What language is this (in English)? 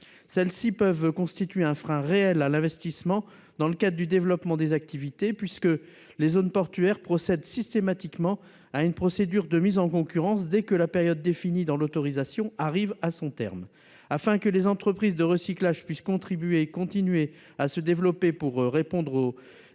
French